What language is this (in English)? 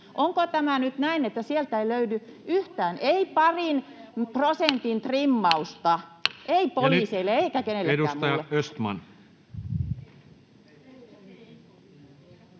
Finnish